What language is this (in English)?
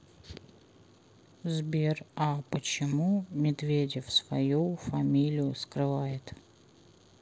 Russian